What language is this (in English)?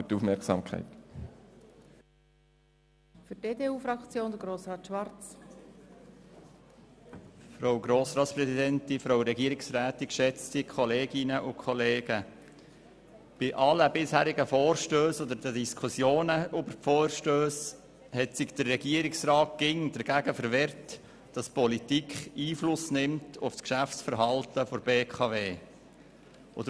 Swiss German